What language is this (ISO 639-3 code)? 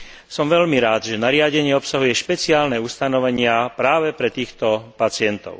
slk